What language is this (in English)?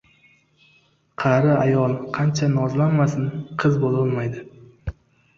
Uzbek